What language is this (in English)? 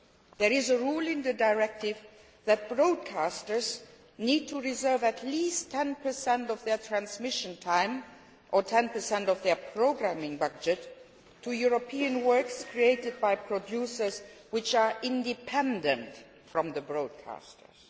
English